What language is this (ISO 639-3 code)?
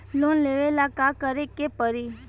bho